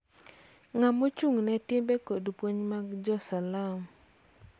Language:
Luo (Kenya and Tanzania)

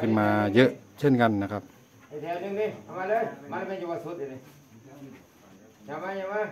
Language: Thai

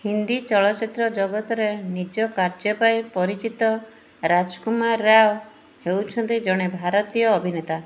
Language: Odia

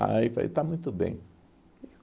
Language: Portuguese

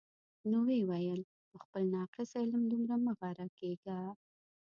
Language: Pashto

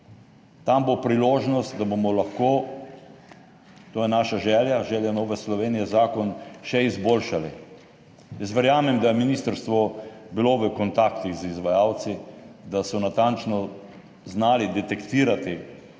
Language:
Slovenian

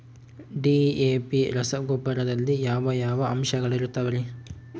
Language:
Kannada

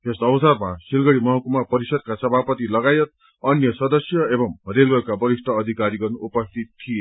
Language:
Nepali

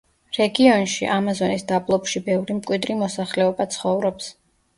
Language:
Georgian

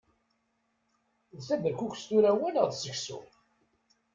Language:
Kabyle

